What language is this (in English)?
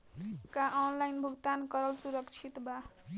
Bhojpuri